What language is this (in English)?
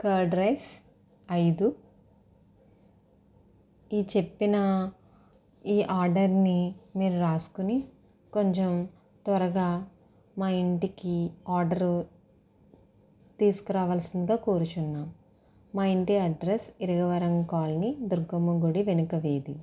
Telugu